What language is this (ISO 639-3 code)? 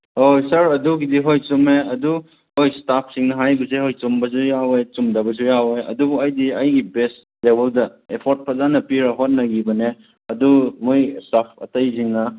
mni